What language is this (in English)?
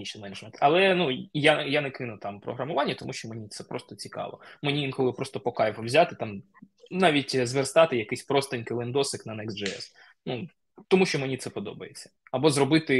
Ukrainian